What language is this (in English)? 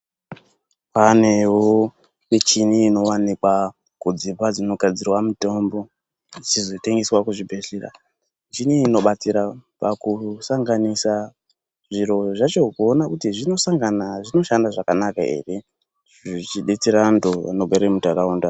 Ndau